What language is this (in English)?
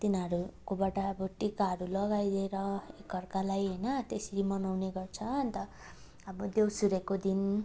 Nepali